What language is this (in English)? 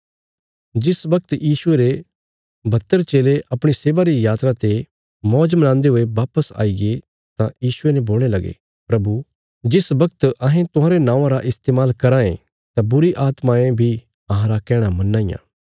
Bilaspuri